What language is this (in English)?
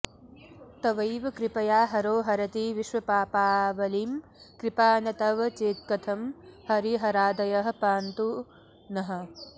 Sanskrit